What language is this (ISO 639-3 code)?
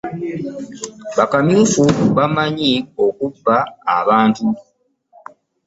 lug